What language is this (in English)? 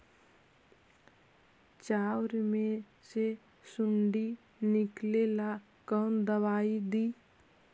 Magahi